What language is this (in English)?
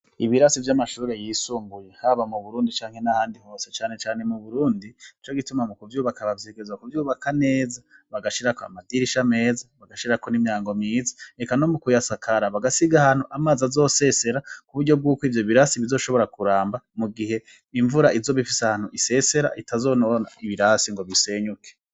Rundi